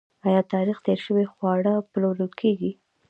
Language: Pashto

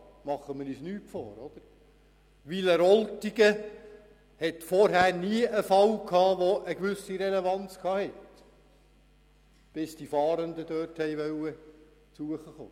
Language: Swiss German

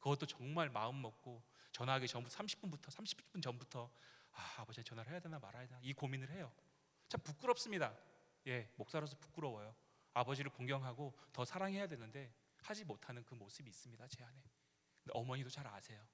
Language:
Korean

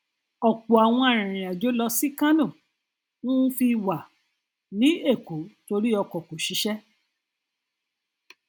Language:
Yoruba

